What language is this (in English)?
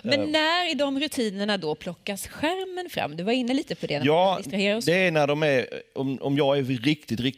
Swedish